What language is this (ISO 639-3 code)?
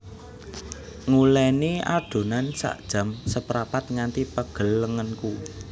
jav